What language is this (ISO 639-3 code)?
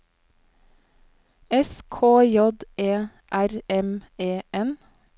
nor